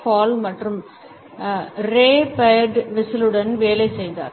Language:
Tamil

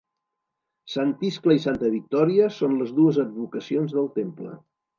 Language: Catalan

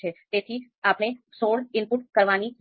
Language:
Gujarati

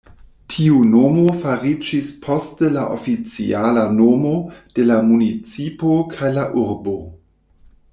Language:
Esperanto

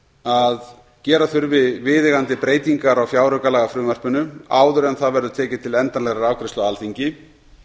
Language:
Icelandic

